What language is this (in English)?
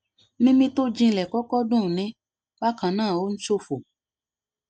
Yoruba